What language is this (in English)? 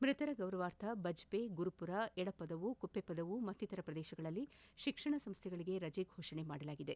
Kannada